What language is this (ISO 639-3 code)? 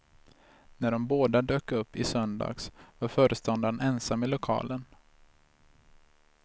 swe